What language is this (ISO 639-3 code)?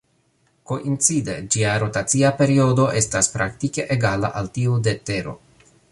epo